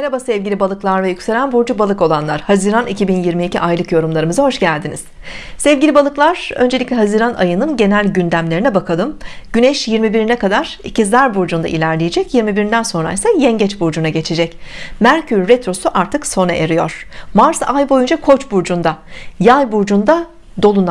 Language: Turkish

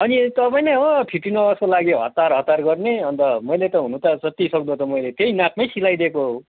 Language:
Nepali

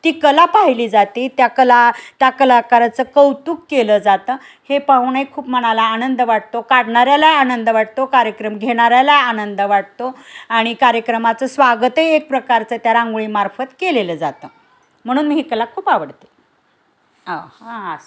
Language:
Marathi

